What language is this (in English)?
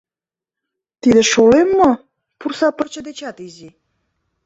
Mari